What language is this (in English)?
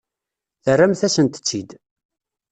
Kabyle